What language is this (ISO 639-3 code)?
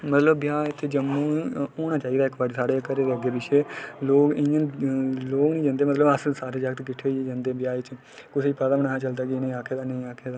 doi